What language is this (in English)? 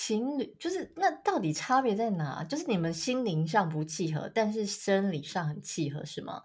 Chinese